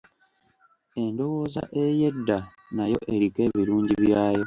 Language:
Ganda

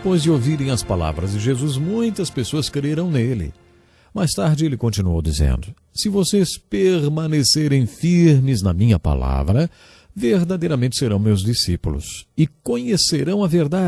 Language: Portuguese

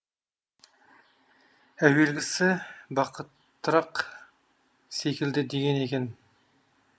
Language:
Kazakh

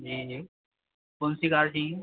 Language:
Hindi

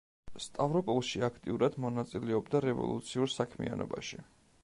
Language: Georgian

